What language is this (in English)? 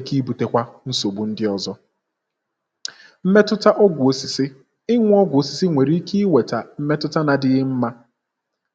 Igbo